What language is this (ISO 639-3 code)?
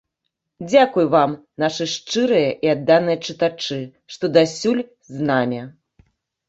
bel